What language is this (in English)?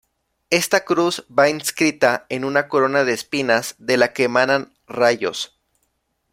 Spanish